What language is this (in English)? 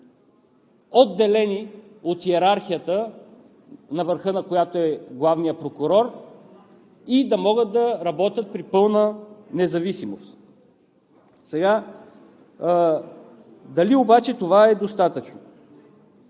Bulgarian